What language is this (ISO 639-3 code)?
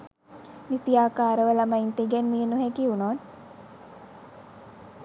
sin